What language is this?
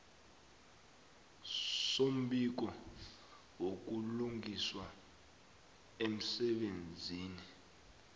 South Ndebele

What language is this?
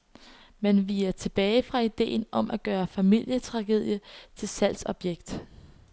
Danish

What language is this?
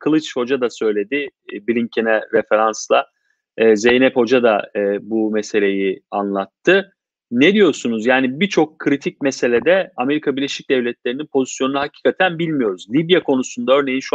Turkish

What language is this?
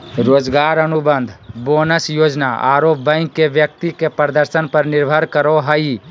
Magahi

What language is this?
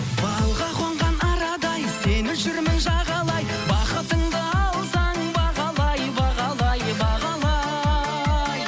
Kazakh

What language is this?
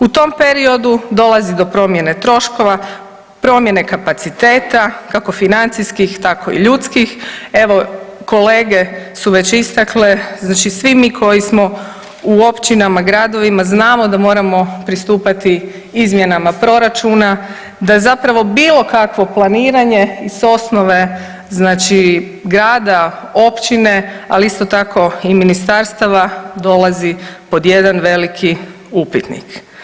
Croatian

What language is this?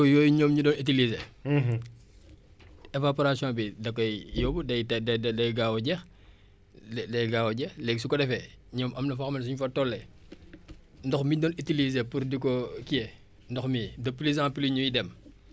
Wolof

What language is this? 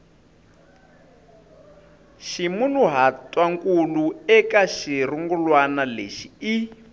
Tsonga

